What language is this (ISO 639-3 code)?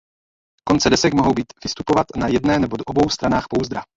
ces